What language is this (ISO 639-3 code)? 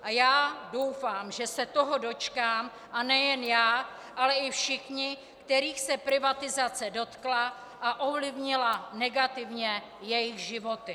ces